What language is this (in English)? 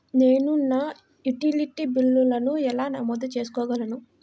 Telugu